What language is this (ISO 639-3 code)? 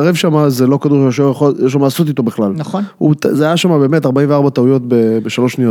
heb